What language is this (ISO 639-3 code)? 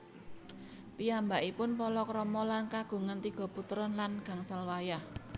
jav